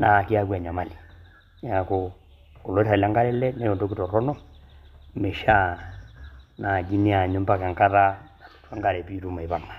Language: Masai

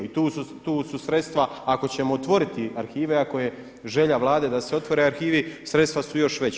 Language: Croatian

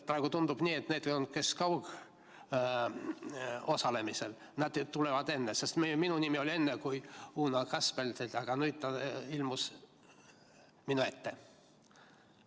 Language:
Estonian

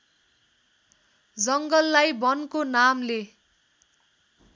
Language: Nepali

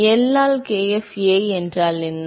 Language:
Tamil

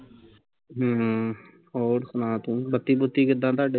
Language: Punjabi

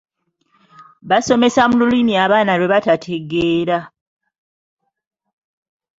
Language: Ganda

